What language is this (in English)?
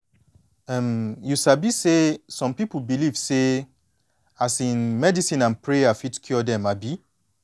Nigerian Pidgin